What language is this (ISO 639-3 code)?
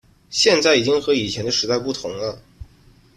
zho